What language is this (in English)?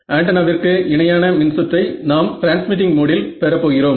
Tamil